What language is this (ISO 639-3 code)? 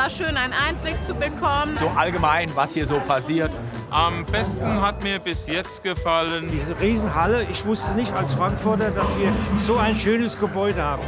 deu